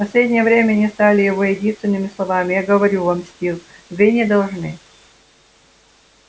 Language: Russian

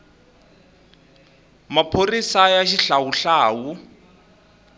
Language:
Tsonga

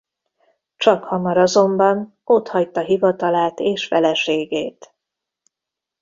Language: Hungarian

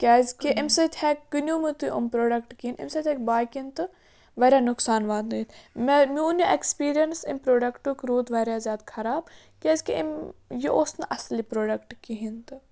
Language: Kashmiri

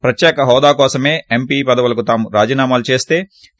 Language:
Telugu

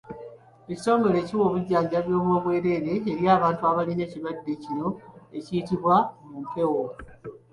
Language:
Ganda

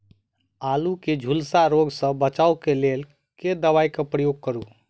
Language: Maithili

